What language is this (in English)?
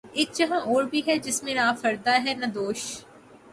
Urdu